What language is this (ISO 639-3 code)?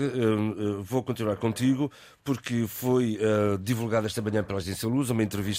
por